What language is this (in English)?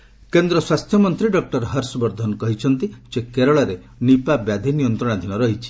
Odia